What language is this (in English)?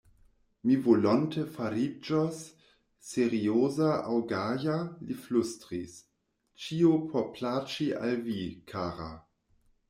Esperanto